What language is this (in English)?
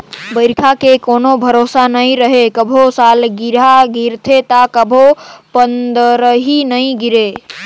Chhattisgarhi